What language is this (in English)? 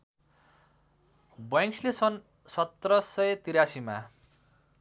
Nepali